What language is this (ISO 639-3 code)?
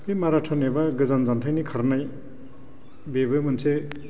brx